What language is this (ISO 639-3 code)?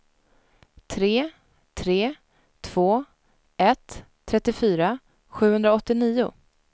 swe